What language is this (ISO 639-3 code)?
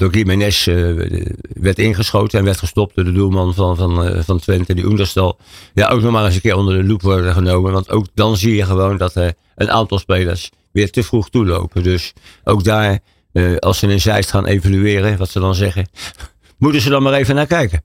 nld